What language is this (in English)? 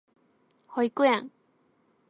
Japanese